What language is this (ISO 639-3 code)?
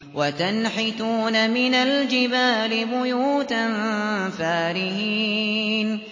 ara